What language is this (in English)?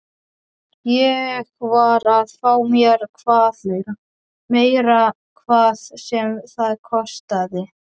Icelandic